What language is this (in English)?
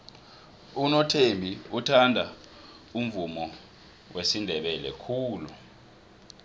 South Ndebele